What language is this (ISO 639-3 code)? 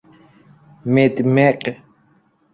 fas